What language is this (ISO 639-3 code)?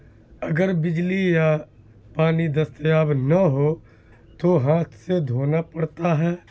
urd